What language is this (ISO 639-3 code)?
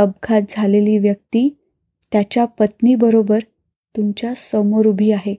mar